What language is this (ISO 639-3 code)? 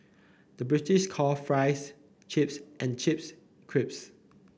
eng